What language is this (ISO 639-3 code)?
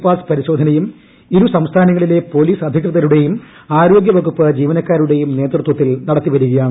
mal